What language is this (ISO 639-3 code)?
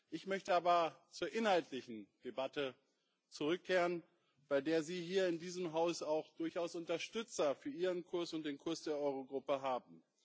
deu